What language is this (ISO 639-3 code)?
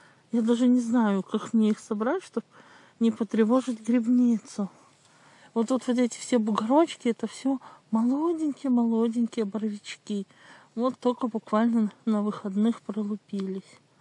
rus